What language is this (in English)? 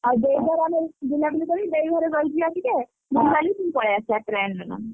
Odia